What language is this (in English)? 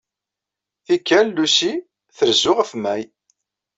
Kabyle